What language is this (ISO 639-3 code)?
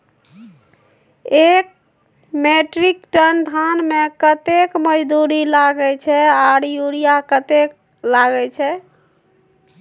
mai